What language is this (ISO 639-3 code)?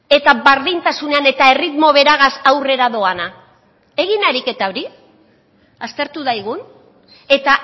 eus